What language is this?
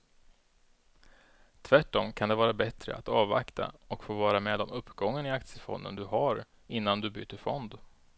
Swedish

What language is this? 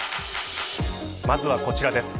Japanese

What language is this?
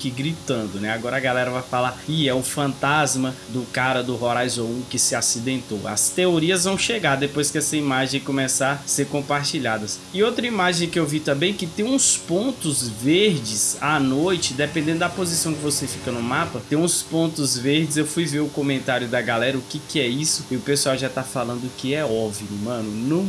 Portuguese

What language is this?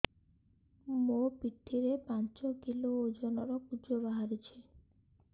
Odia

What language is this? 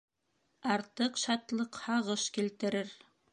Bashkir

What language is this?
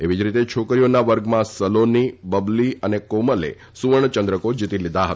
Gujarati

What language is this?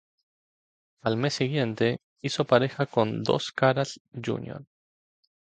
Spanish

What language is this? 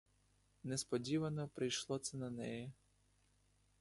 Ukrainian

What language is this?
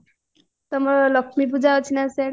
Odia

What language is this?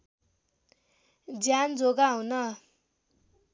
Nepali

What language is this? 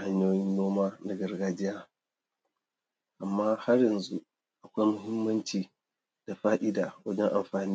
Hausa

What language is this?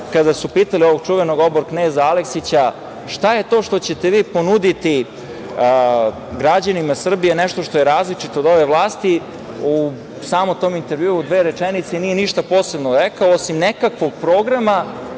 Serbian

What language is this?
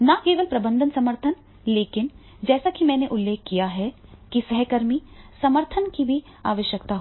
Hindi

